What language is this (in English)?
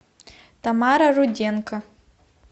Russian